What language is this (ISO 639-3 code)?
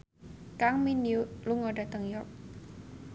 jav